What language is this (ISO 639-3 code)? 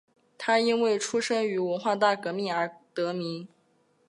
zho